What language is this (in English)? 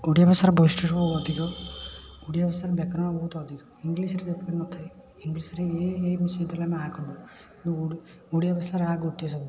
Odia